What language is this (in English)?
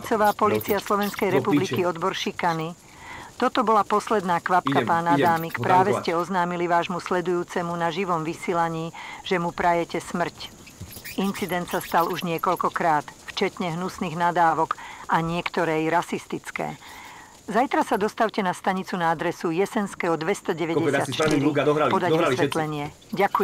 Czech